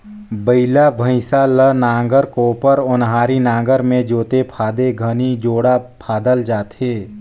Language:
Chhattisgarhi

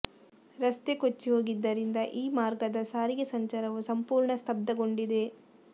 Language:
Kannada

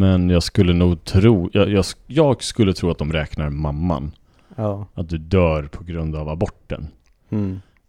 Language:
Swedish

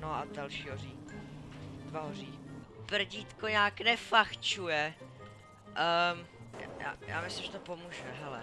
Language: Czech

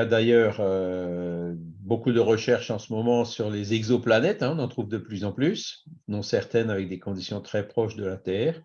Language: French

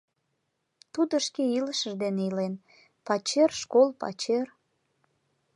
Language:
Mari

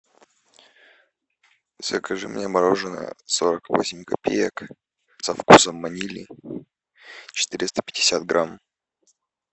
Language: Russian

